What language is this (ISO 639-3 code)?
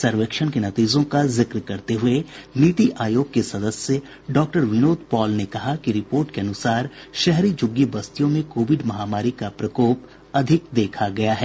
hin